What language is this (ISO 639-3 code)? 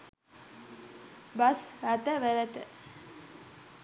sin